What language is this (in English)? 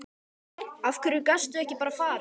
Icelandic